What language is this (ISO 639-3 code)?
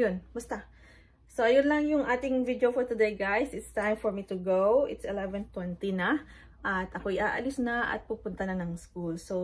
fil